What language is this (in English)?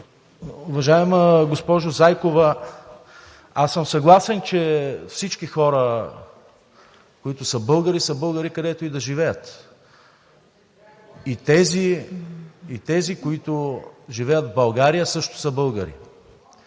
Bulgarian